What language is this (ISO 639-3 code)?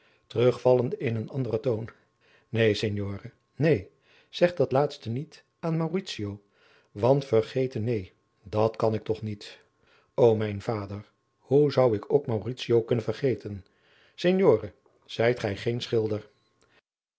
nld